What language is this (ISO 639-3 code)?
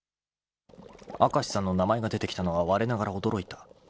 jpn